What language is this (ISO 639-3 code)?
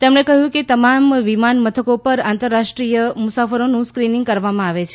guj